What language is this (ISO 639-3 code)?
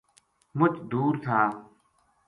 gju